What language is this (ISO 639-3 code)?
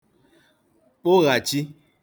ibo